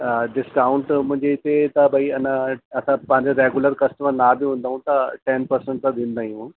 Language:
Sindhi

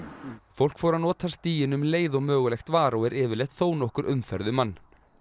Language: Icelandic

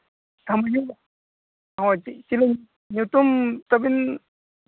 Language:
Santali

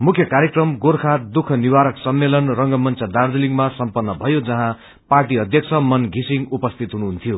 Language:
Nepali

